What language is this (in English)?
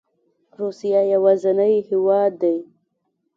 Pashto